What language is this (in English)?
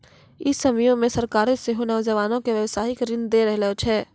Maithili